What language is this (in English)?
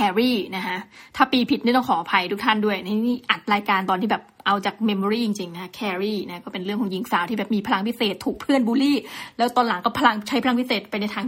Thai